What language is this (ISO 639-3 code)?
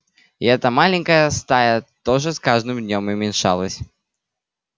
rus